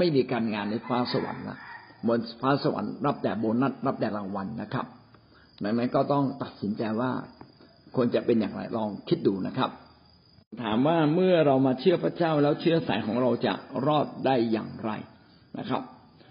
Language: Thai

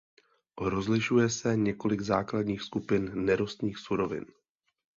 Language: Czech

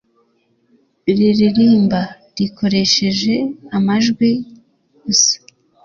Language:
Kinyarwanda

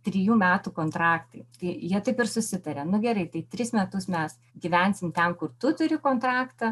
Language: Lithuanian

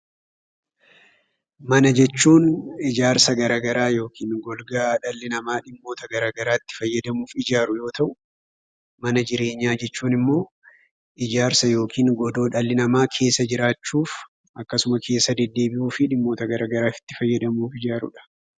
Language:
Oromo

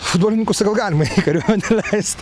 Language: Lithuanian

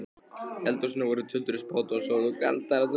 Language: Icelandic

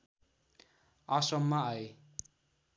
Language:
Nepali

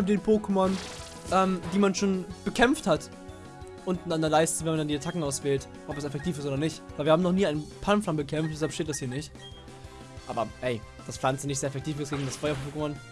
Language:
German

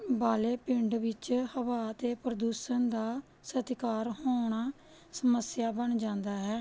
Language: Punjabi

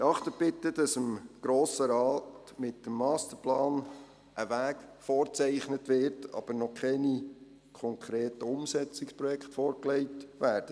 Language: Swiss German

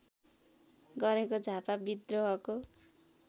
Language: Nepali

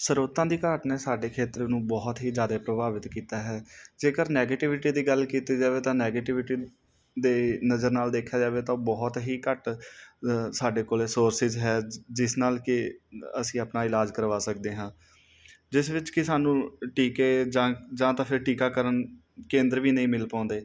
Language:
Punjabi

